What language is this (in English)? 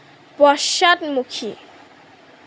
Assamese